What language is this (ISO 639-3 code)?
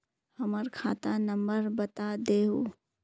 mag